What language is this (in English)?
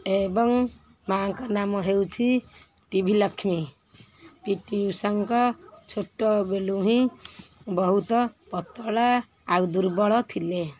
Odia